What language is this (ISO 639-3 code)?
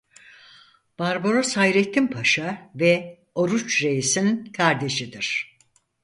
tur